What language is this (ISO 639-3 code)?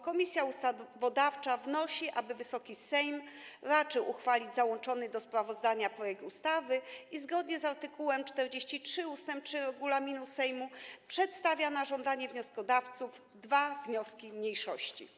pol